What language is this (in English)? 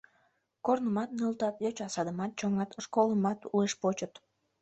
Mari